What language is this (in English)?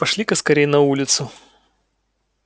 Russian